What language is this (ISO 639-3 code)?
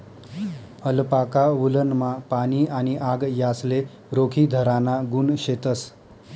mar